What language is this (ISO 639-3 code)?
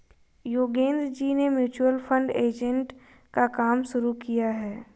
hin